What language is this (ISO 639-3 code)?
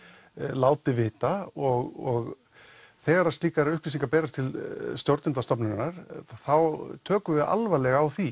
isl